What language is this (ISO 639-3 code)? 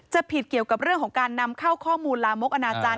tha